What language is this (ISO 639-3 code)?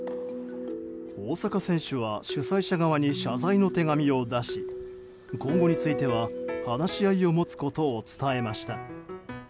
jpn